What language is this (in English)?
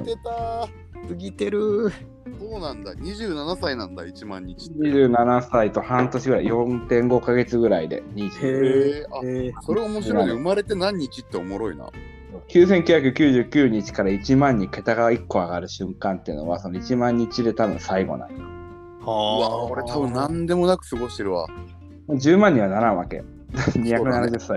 Japanese